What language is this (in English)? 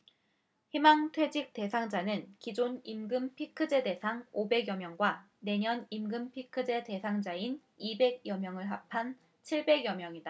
Korean